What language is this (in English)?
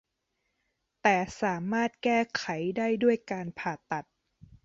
Thai